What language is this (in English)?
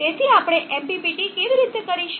Gujarati